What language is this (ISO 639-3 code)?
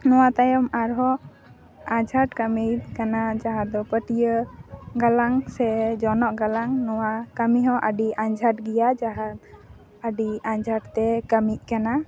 sat